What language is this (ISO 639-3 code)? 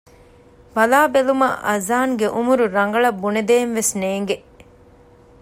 div